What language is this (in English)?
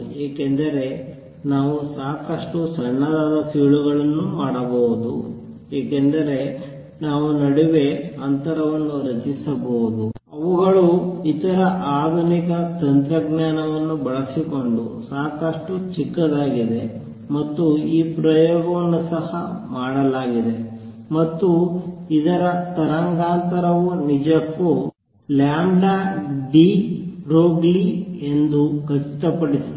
Kannada